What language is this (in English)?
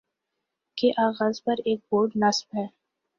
Urdu